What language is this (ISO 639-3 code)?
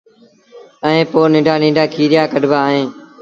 sbn